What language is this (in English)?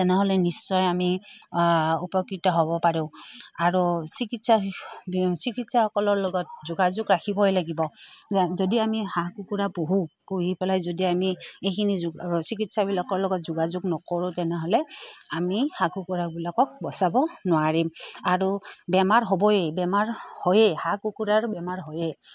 Assamese